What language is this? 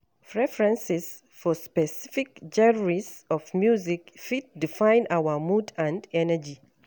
Nigerian Pidgin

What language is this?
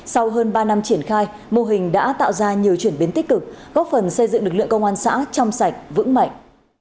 Vietnamese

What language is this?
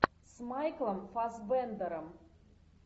Russian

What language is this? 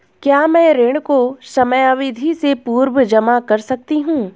Hindi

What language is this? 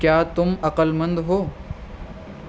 Urdu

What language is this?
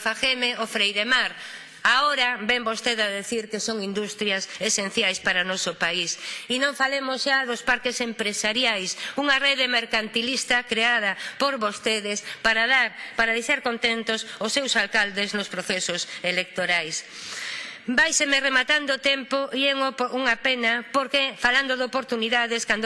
Spanish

